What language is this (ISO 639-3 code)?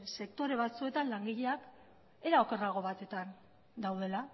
eus